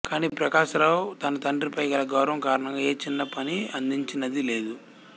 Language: Telugu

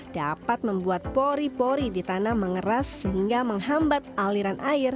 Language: Indonesian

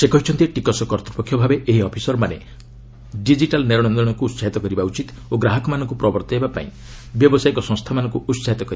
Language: Odia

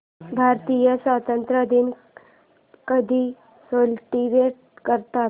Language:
Marathi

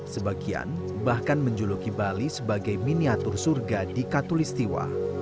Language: Indonesian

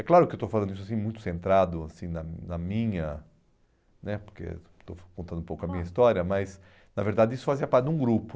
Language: Portuguese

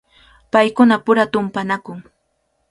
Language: Cajatambo North Lima Quechua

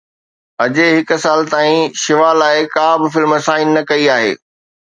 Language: Sindhi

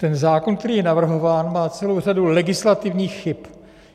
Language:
Czech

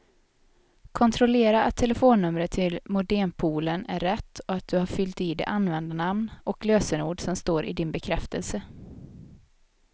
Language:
Swedish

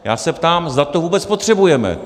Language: Czech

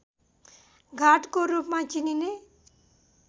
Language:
Nepali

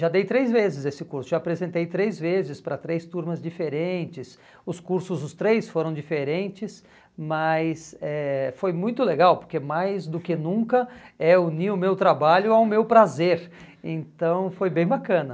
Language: Portuguese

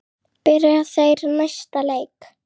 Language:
Icelandic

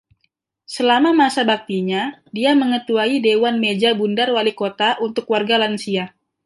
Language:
Indonesian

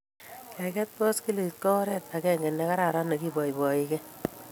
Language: Kalenjin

